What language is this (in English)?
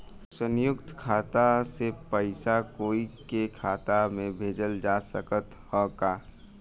Bhojpuri